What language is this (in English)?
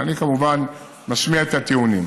Hebrew